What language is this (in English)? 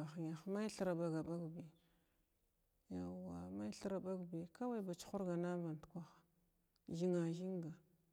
Glavda